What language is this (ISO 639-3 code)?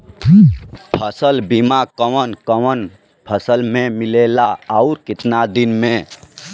bho